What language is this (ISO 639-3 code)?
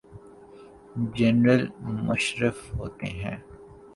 urd